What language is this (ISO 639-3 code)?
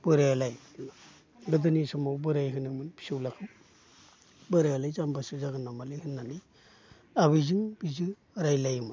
brx